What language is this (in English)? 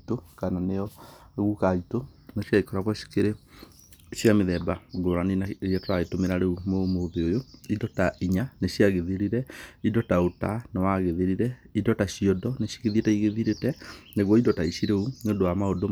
Kikuyu